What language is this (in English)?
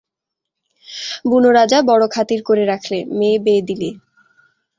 Bangla